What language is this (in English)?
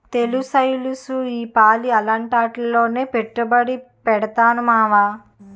Telugu